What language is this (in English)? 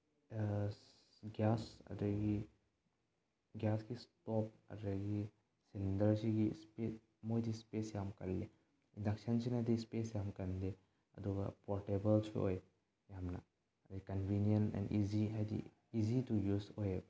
Manipuri